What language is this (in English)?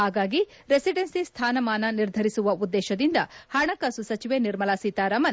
Kannada